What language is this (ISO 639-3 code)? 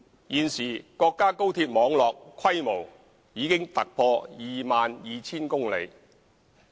yue